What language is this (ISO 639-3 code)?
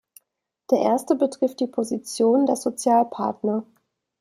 deu